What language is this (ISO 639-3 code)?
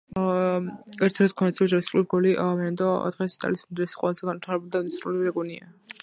kat